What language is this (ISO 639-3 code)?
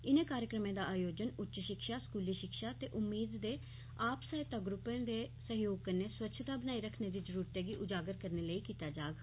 doi